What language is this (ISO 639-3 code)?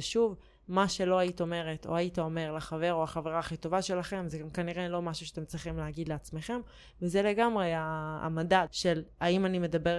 heb